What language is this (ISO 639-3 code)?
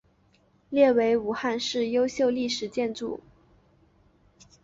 zho